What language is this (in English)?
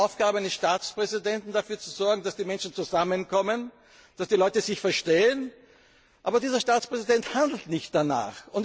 German